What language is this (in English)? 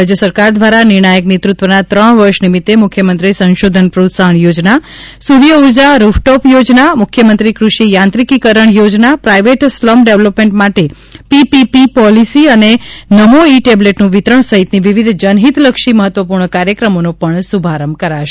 Gujarati